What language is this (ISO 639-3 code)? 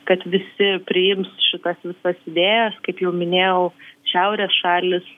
lit